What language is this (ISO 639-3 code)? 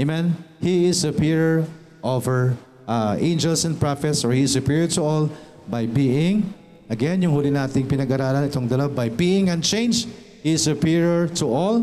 fil